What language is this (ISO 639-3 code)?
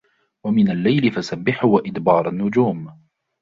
ara